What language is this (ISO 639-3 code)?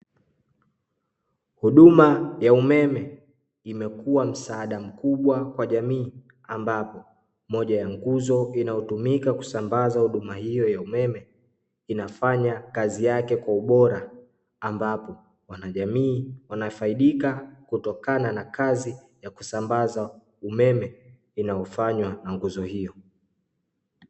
swa